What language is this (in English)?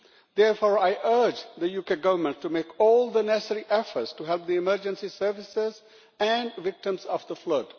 English